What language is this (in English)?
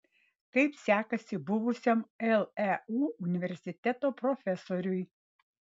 Lithuanian